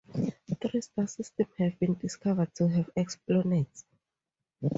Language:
English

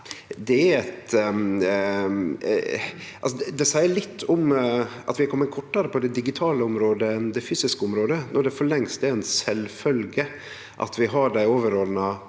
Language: Norwegian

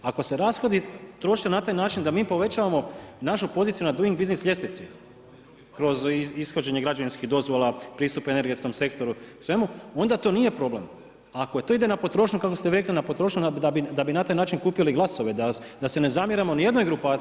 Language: Croatian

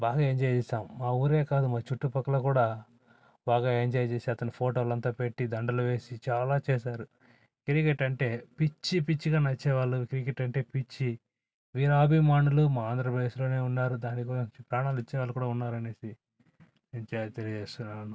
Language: Telugu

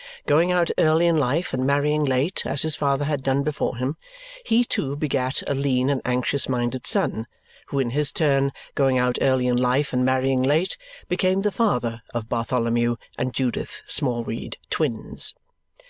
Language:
English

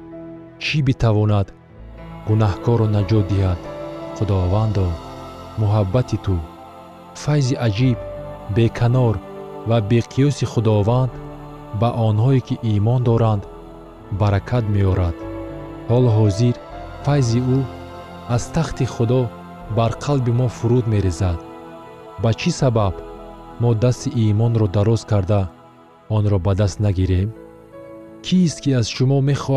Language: Persian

